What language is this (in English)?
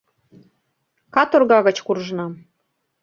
Mari